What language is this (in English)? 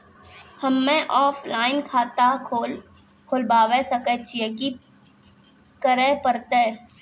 Maithili